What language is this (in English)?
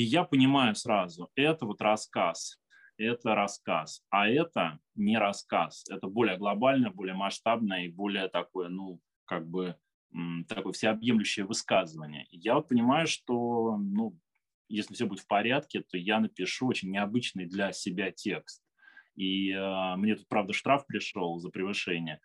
Russian